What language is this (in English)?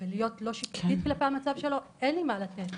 Hebrew